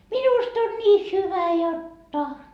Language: Finnish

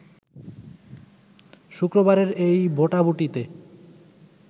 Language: Bangla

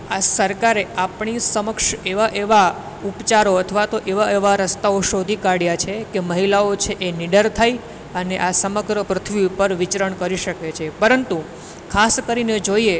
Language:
Gujarati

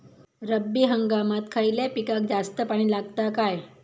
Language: Marathi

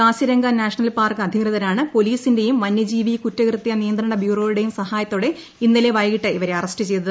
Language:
Malayalam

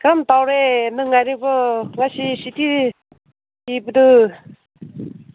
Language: Manipuri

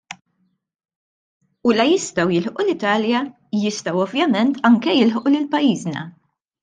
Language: Maltese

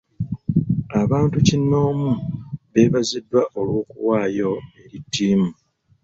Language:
Ganda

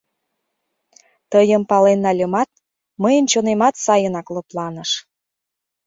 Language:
Mari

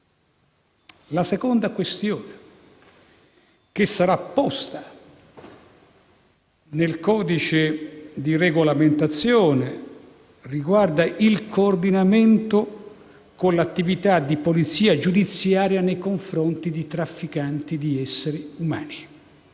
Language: Italian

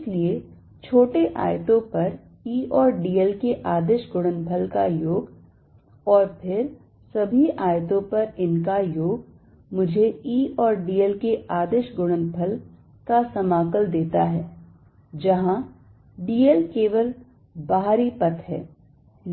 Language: Hindi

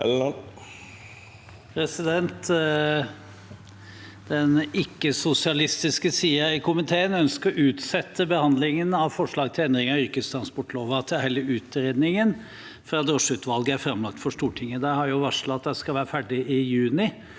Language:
Norwegian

